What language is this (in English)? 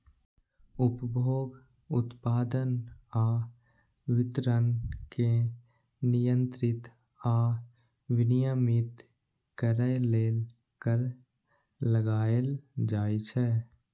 Maithili